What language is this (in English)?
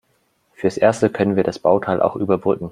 German